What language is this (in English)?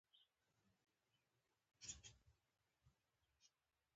Pashto